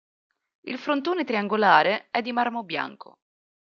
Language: Italian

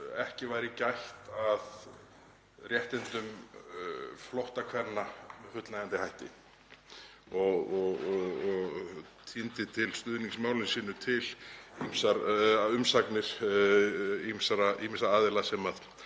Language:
Icelandic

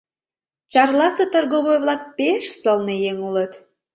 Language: Mari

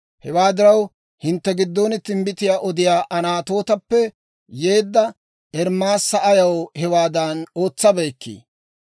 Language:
Dawro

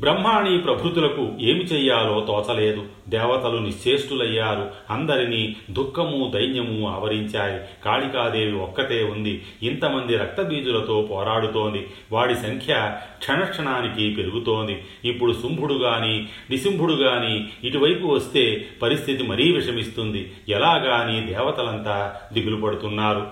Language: Telugu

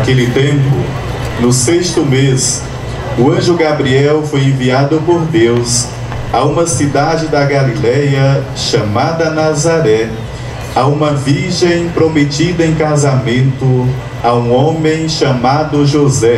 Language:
Portuguese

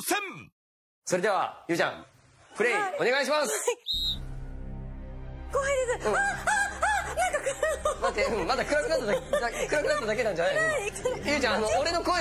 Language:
Japanese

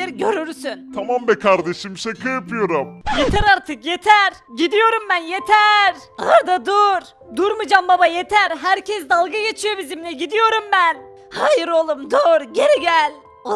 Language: Turkish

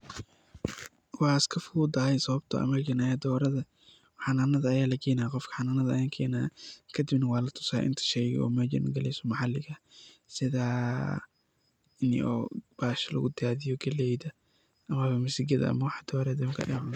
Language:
Somali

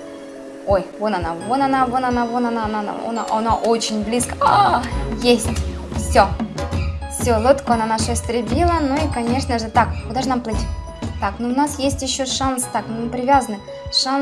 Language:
Russian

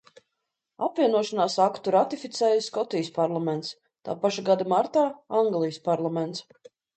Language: Latvian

